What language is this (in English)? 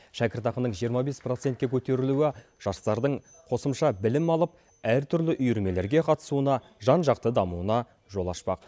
Kazakh